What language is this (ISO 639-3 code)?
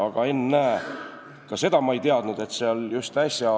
est